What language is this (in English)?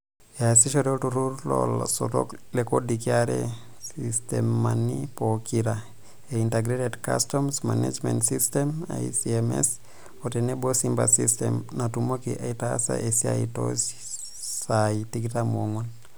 Masai